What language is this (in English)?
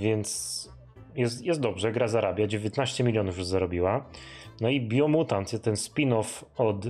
Polish